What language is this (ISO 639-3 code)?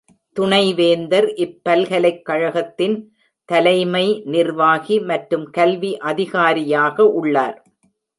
tam